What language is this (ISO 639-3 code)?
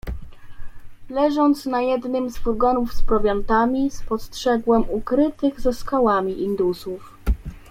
pol